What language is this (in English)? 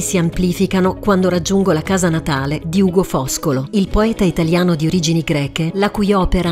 Italian